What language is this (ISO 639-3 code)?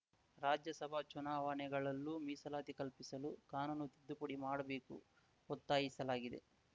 kan